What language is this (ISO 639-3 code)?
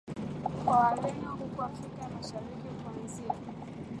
swa